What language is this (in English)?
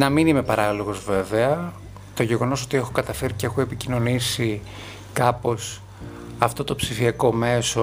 Greek